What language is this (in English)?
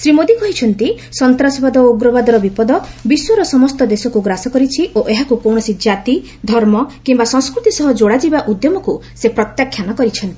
Odia